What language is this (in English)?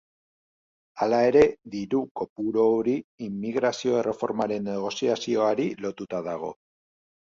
Basque